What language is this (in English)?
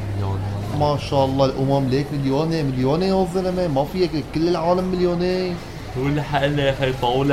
Arabic